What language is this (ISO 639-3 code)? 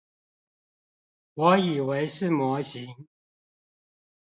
zho